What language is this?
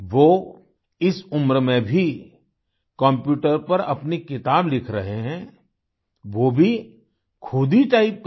Hindi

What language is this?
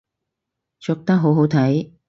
Cantonese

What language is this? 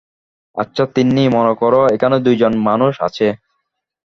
Bangla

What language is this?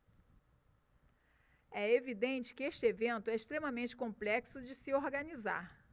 Portuguese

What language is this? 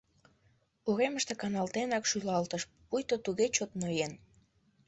Mari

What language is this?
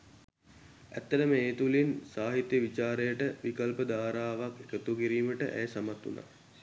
Sinhala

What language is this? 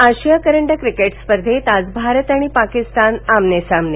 Marathi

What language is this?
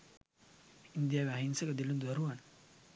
Sinhala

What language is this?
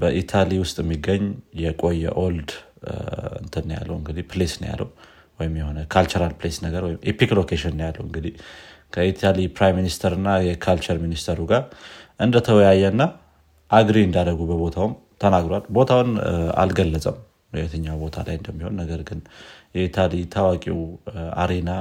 Amharic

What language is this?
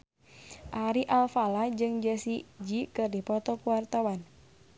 Sundanese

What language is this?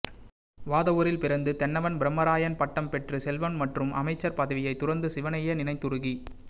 Tamil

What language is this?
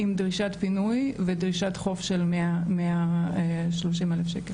Hebrew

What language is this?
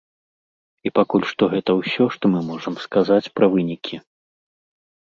Belarusian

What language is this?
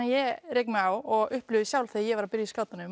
Icelandic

